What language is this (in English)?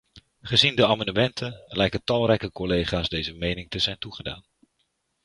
Dutch